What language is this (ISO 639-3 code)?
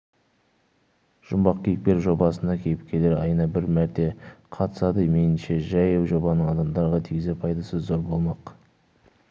kaz